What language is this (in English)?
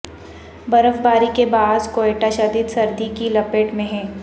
Urdu